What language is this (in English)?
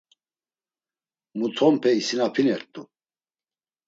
Laz